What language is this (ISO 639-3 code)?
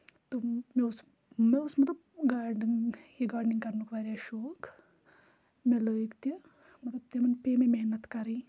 kas